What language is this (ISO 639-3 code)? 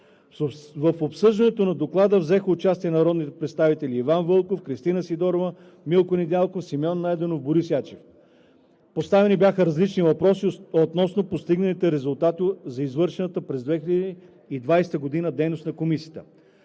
bul